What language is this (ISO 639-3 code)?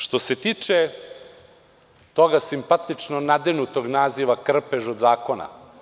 srp